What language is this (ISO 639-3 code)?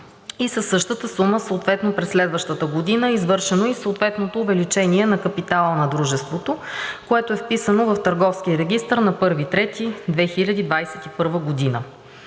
bul